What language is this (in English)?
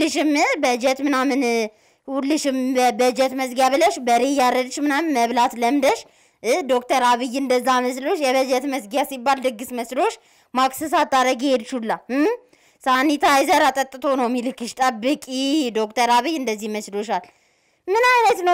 Turkish